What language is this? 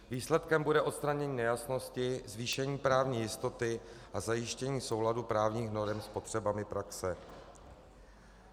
Czech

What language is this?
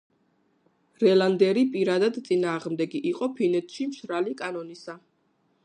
Georgian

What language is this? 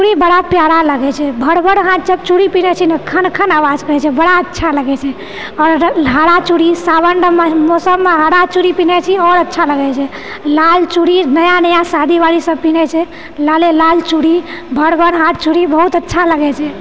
Maithili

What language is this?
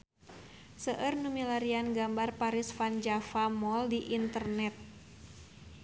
Sundanese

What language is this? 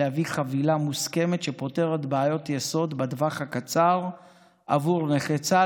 Hebrew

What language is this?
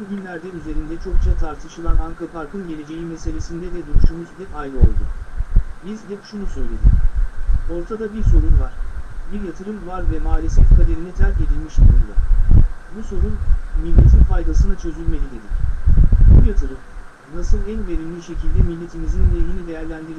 Turkish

